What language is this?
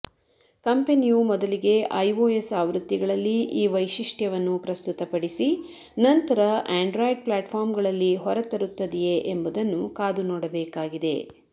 Kannada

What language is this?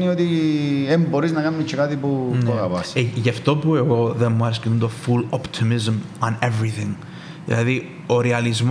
Greek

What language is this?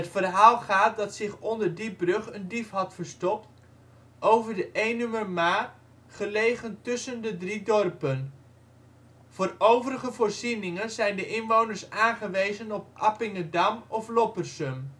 Dutch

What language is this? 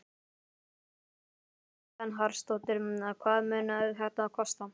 Icelandic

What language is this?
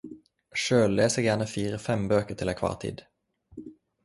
Norwegian Nynorsk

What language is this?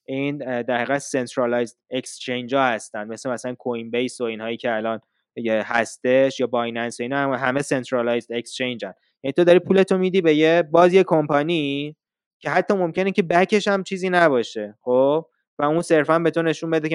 Persian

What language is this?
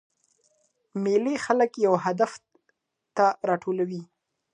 Pashto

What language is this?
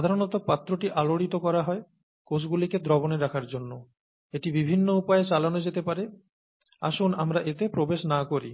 Bangla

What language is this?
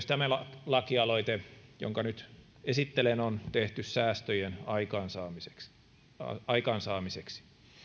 Finnish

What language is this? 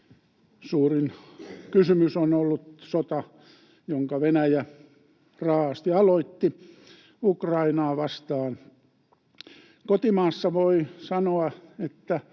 Finnish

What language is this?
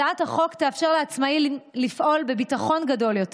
Hebrew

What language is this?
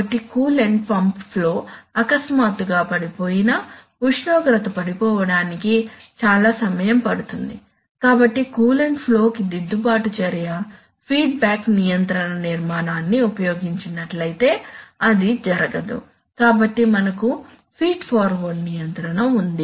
Telugu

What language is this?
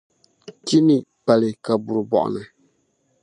Dagbani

